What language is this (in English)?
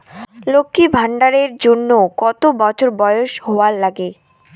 Bangla